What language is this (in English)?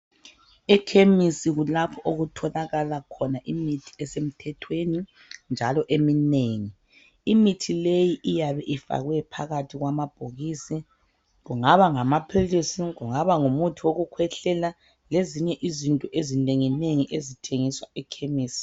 North Ndebele